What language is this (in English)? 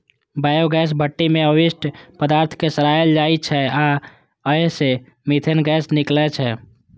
Maithili